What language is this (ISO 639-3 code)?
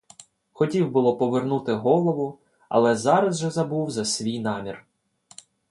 ukr